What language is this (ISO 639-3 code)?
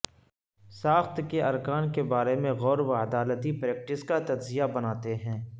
urd